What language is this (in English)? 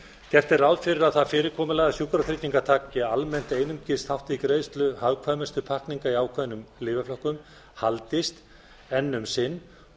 Icelandic